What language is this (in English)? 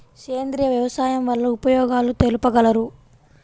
Telugu